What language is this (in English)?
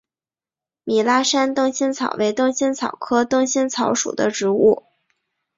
Chinese